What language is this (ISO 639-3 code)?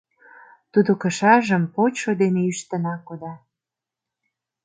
chm